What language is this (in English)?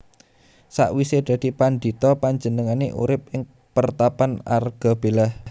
Javanese